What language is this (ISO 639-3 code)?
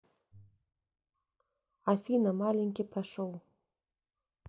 rus